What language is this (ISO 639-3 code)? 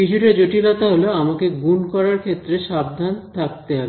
ben